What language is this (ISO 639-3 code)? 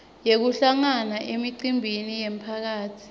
ssw